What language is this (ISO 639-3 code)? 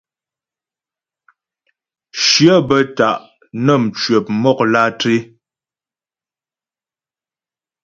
bbj